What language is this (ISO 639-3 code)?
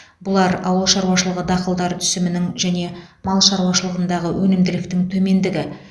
kaz